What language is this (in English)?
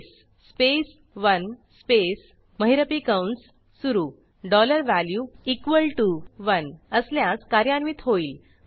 Marathi